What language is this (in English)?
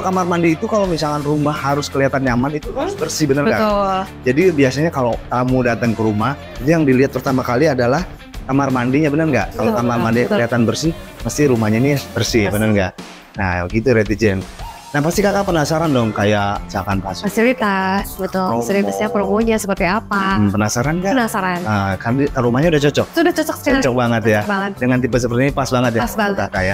Indonesian